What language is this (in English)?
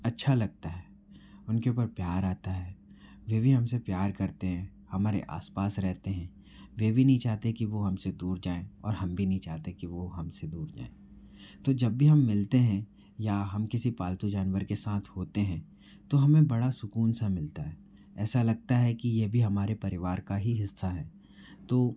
Hindi